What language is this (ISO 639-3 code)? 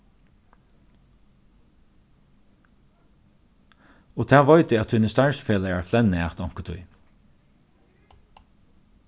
fao